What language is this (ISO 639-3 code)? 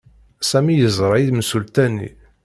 kab